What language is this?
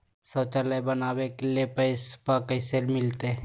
Magahi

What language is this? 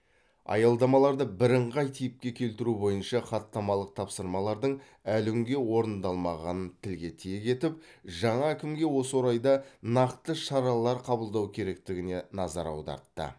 Kazakh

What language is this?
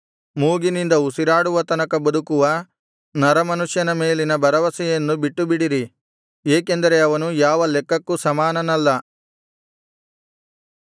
Kannada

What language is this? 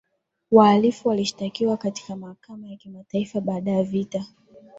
Swahili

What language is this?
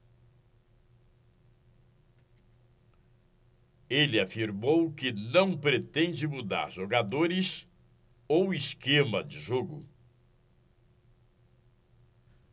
Portuguese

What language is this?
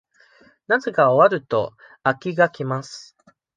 Japanese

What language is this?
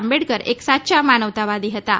Gujarati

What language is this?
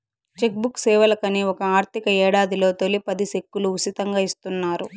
Telugu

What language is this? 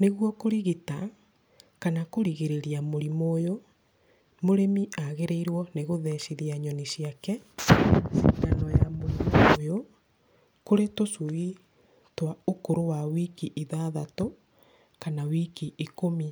Kikuyu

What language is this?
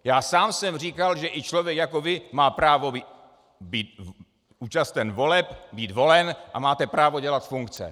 Czech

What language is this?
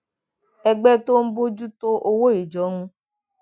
Yoruba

